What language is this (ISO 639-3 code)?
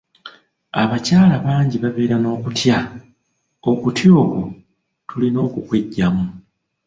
lug